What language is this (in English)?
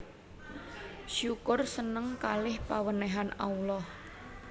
Javanese